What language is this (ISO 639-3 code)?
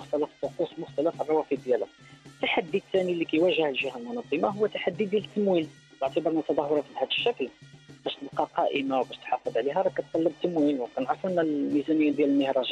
ara